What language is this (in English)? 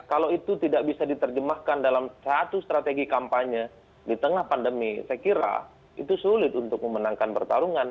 Indonesian